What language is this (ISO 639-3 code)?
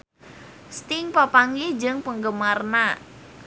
sun